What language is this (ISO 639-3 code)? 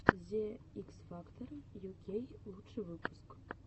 rus